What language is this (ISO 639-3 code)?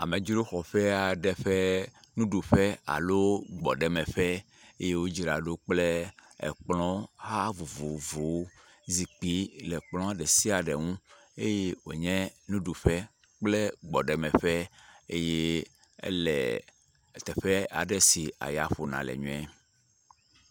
ewe